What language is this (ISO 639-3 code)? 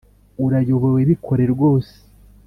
kin